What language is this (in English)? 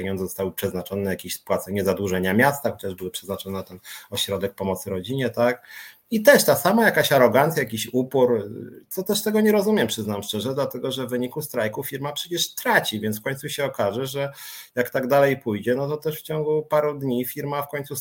Polish